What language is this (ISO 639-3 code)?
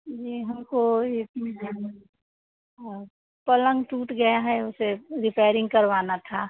hin